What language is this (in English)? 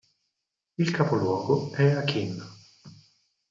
Italian